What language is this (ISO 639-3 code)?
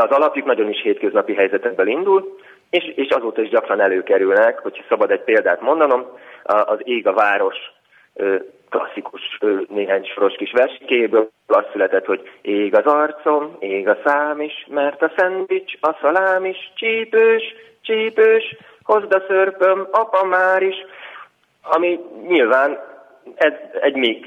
hun